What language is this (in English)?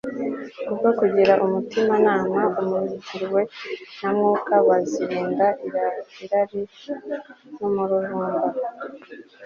Kinyarwanda